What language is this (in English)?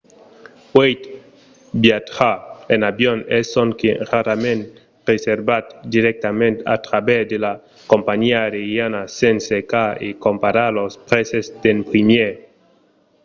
Occitan